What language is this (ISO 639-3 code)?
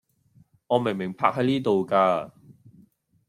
yue